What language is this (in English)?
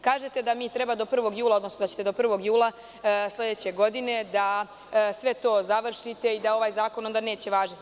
Serbian